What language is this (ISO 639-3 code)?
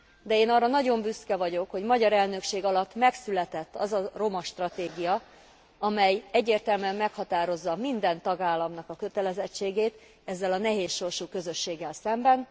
hun